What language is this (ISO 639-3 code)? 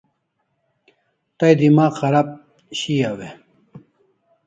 kls